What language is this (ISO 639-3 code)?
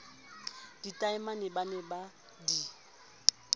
sot